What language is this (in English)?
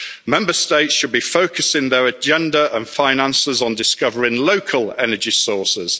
English